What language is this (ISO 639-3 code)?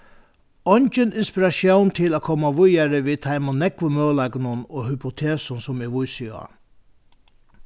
fao